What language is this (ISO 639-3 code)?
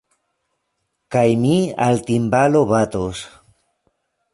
epo